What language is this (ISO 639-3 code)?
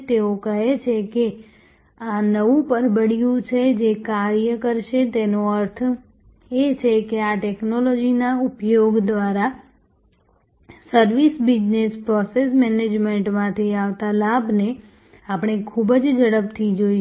guj